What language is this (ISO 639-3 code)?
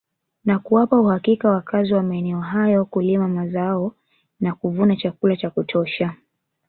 swa